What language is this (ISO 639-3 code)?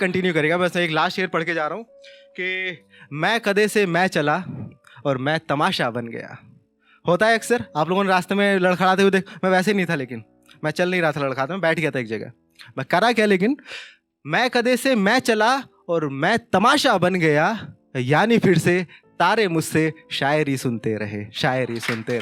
hin